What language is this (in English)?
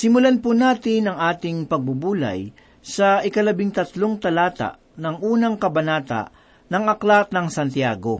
Filipino